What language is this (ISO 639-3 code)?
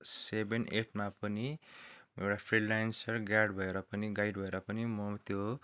nep